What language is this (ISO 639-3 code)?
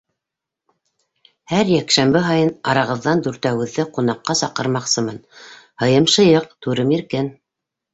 bak